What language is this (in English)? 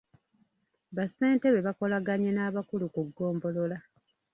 Ganda